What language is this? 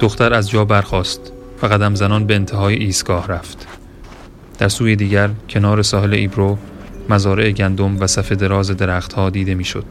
Persian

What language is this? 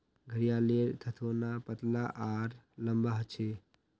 Magahi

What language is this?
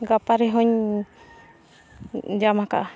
Santali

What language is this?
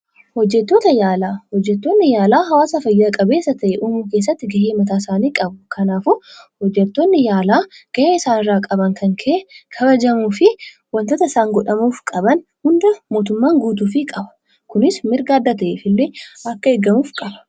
Oromo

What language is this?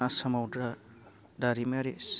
Bodo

